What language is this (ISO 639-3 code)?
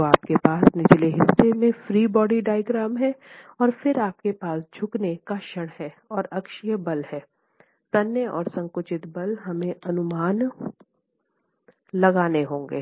hin